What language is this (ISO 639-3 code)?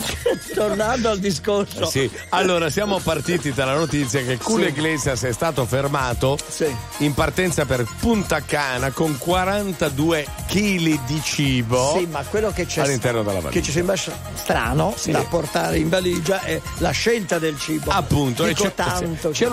ita